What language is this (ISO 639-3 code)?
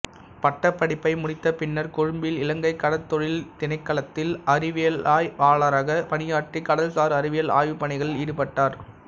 tam